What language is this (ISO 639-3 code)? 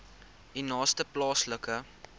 afr